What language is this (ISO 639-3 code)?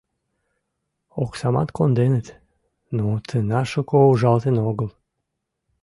chm